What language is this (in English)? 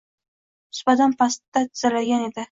Uzbek